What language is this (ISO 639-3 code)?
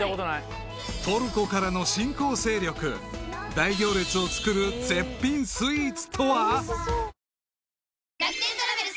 jpn